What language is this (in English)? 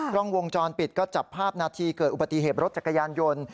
Thai